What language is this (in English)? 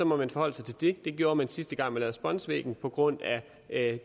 Danish